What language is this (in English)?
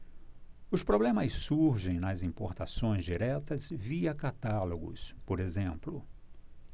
Portuguese